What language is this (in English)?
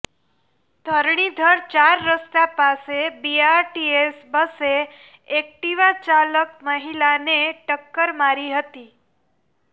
Gujarati